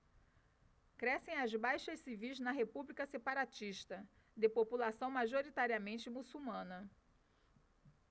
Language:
Portuguese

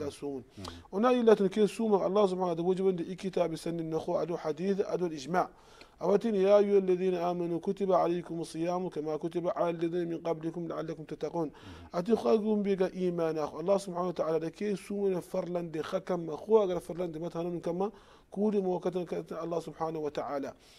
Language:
Arabic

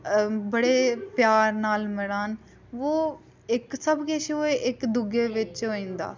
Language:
Dogri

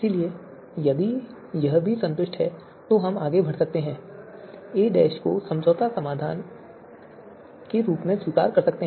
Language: Hindi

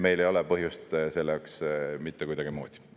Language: Estonian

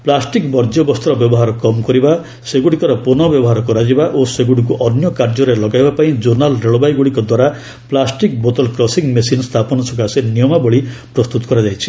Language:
Odia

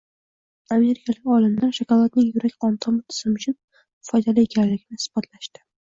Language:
Uzbek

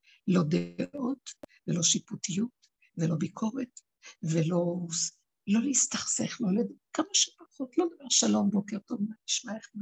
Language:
Hebrew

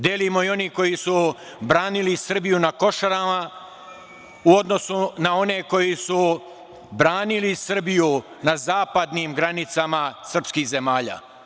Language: Serbian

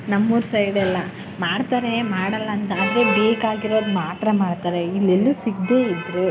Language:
Kannada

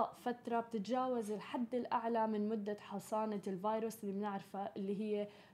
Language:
Arabic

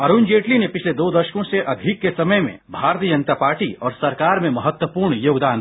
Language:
Hindi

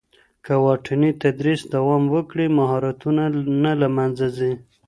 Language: Pashto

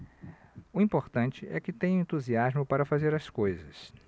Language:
Portuguese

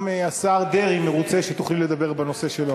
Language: Hebrew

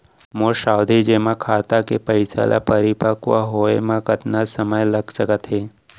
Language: Chhattisgarhi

